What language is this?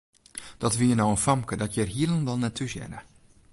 Western Frisian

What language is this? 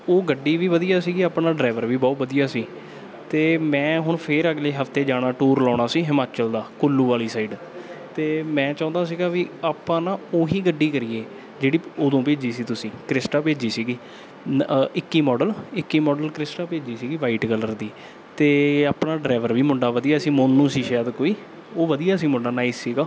Punjabi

